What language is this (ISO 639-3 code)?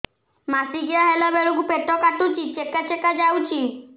ori